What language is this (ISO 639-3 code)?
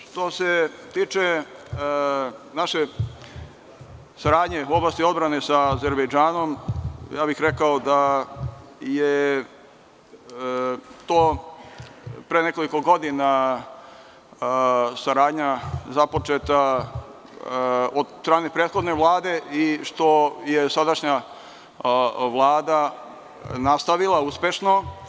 srp